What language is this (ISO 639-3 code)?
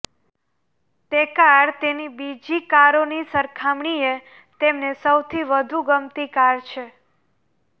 guj